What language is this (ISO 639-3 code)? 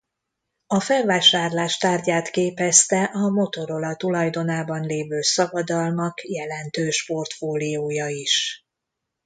hun